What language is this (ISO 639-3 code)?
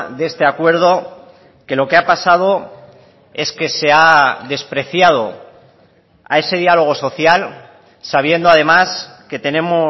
spa